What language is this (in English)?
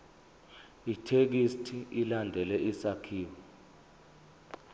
Zulu